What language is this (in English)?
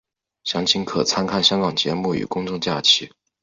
Chinese